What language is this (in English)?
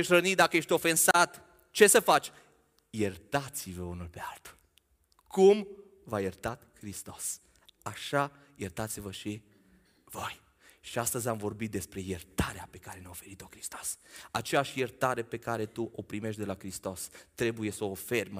Romanian